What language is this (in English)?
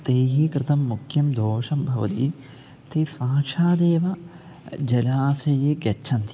Sanskrit